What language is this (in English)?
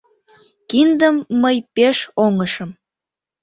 Mari